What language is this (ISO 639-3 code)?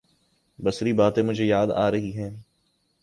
urd